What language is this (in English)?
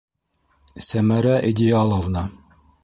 Bashkir